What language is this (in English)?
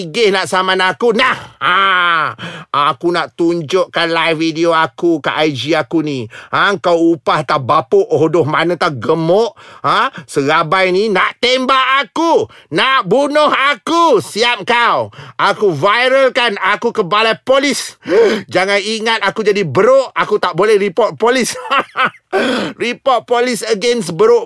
Malay